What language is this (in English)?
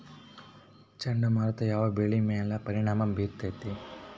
Kannada